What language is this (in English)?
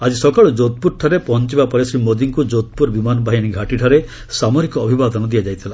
Odia